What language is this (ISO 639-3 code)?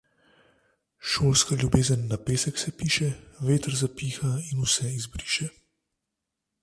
slv